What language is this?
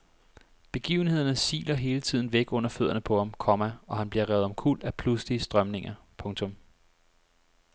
Danish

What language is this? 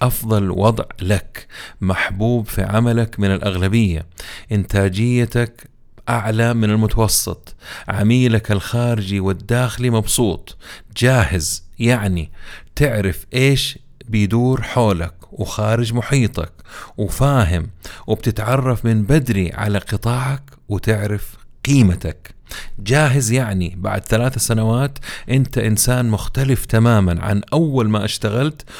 Arabic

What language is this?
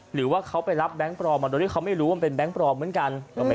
Thai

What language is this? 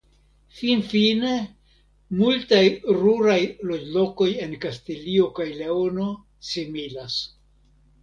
Esperanto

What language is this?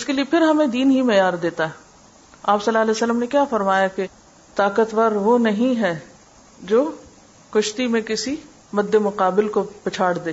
Urdu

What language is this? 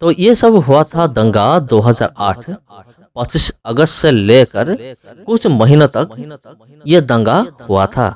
Hindi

